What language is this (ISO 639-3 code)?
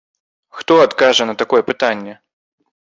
bel